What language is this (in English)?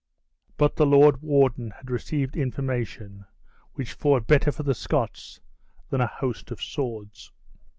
English